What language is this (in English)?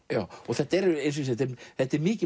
Icelandic